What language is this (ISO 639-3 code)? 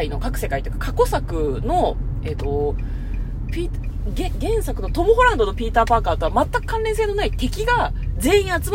jpn